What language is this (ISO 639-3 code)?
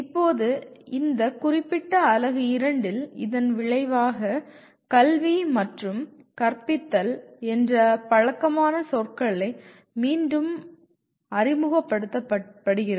tam